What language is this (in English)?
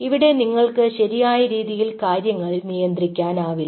Malayalam